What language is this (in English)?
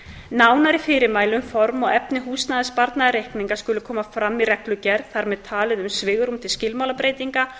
Icelandic